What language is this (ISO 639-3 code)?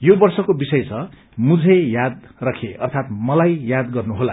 nep